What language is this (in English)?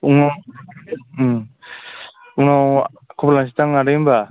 Bodo